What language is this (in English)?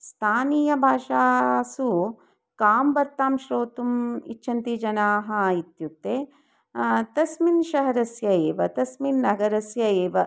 Sanskrit